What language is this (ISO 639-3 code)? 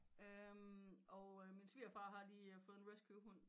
dan